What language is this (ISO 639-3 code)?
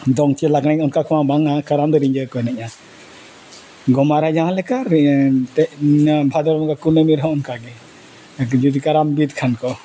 sat